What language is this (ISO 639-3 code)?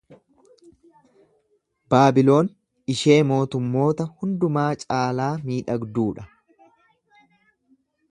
orm